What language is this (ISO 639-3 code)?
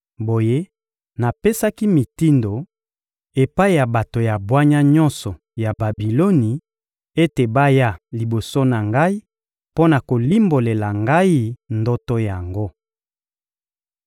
lin